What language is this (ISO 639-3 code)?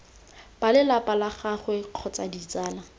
tsn